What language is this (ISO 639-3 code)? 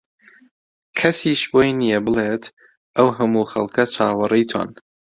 ckb